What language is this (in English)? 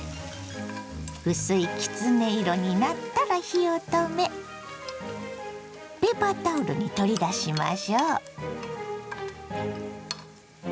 Japanese